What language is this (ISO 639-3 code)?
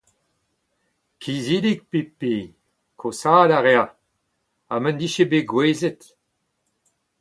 bre